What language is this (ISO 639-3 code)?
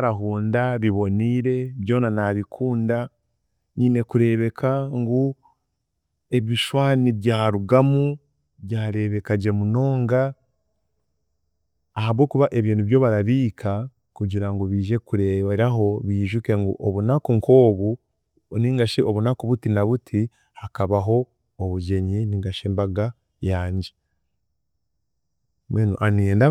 cgg